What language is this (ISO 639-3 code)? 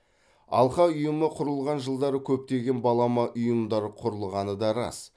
kaz